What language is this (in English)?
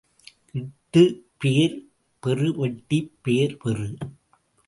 Tamil